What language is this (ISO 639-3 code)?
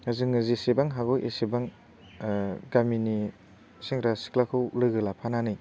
brx